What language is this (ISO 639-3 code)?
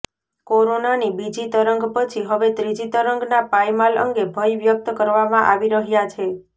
guj